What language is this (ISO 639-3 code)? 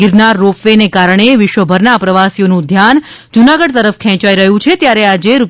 guj